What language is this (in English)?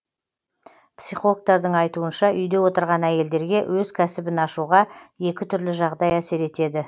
Kazakh